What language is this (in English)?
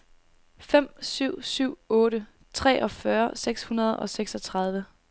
Danish